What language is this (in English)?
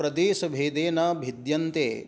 Sanskrit